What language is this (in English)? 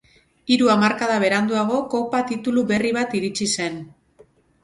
Basque